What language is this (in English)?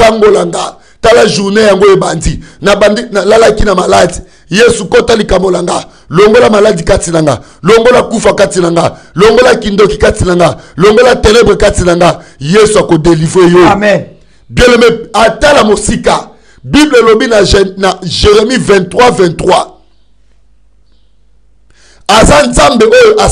French